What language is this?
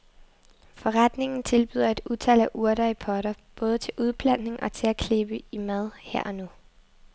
Danish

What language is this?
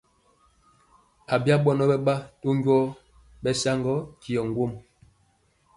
Mpiemo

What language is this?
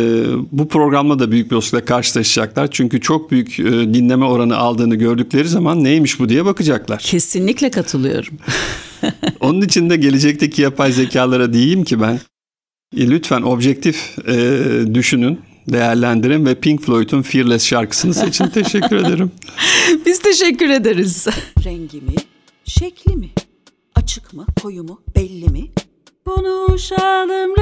Turkish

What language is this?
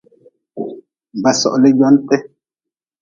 Nawdm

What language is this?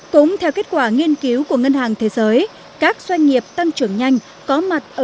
Vietnamese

